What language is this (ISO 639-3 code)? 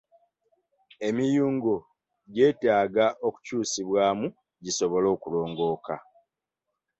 lug